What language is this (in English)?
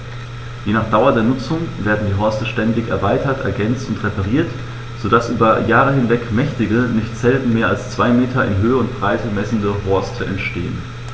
German